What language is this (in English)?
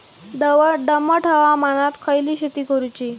Marathi